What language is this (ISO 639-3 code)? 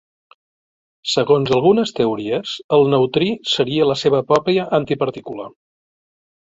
cat